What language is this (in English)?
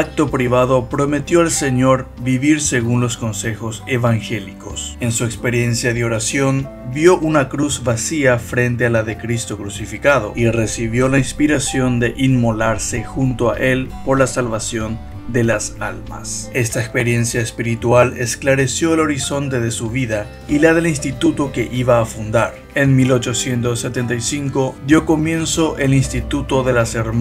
Spanish